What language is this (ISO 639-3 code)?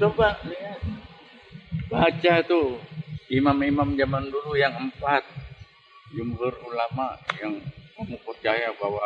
ind